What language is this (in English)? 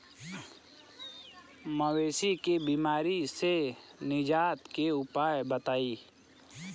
Bhojpuri